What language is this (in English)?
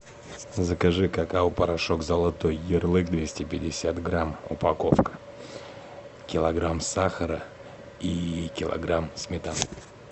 Russian